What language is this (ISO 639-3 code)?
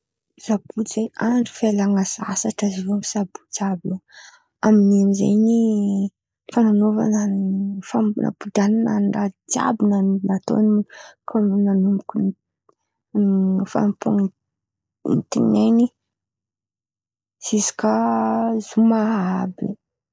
xmv